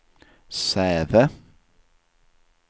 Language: Swedish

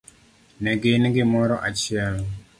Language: Luo (Kenya and Tanzania)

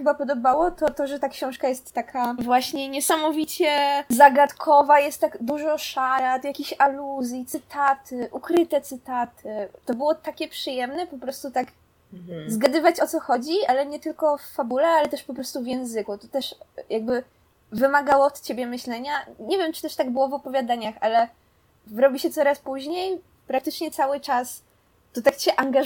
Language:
Polish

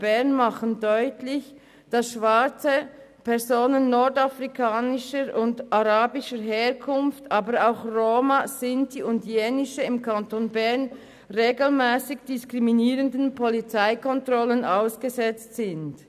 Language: Swiss German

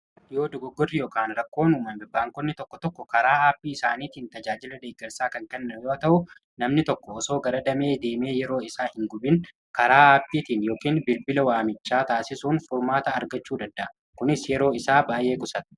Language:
Oromo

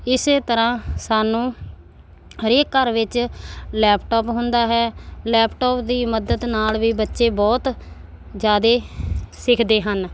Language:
Punjabi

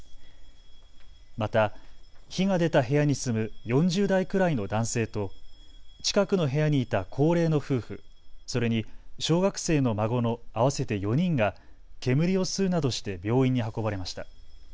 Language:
Japanese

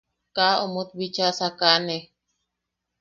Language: Yaqui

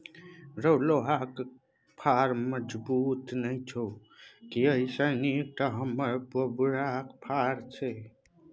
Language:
Maithili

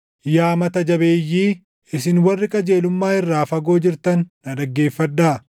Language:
Oromo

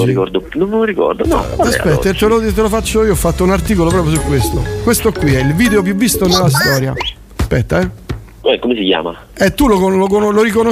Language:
Italian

